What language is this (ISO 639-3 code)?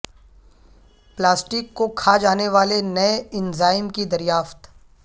urd